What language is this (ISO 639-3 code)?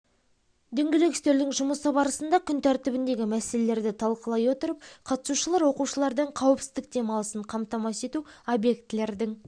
kaz